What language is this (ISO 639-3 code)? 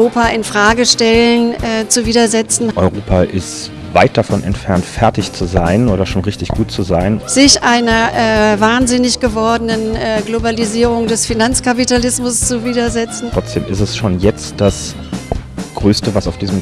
deu